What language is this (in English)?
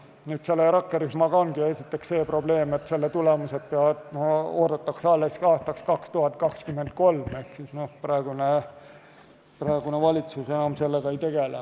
Estonian